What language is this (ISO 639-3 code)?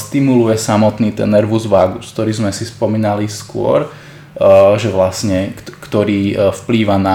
slk